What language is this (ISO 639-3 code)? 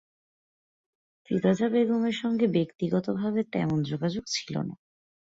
ben